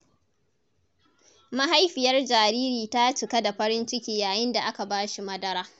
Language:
Hausa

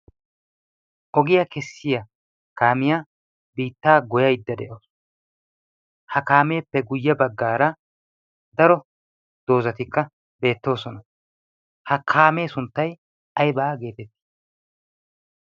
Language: Wolaytta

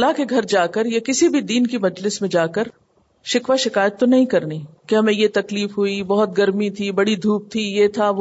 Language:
Urdu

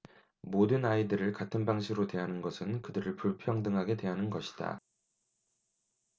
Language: Korean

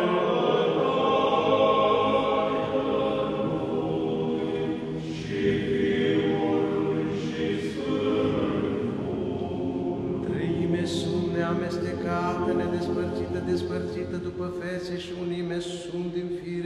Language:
Romanian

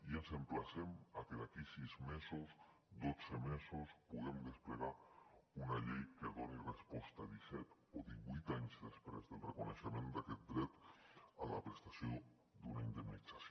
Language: Catalan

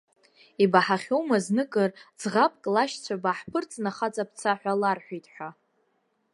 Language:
Abkhazian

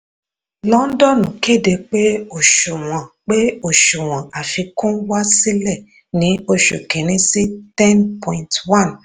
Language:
Yoruba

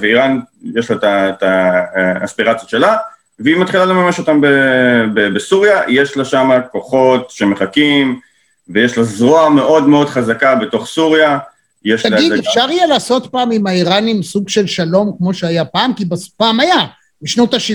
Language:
Hebrew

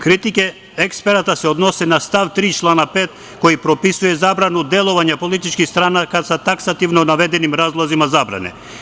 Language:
Serbian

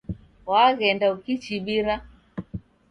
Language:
Taita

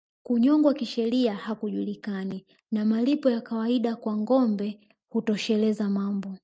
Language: Swahili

